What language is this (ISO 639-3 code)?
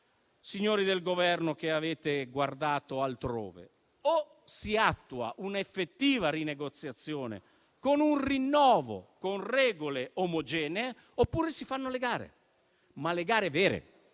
ita